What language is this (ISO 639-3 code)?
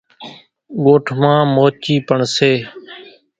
gjk